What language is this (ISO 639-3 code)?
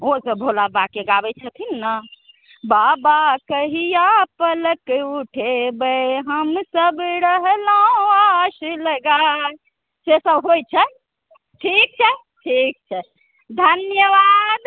mai